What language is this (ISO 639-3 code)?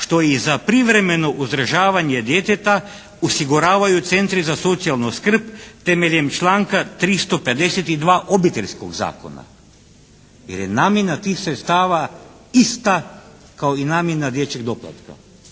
hrv